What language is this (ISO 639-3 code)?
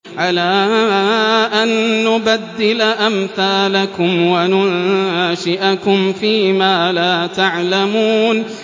ara